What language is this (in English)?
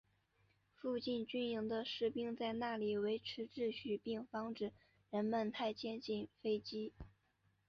Chinese